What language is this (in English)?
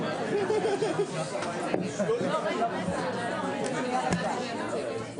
Hebrew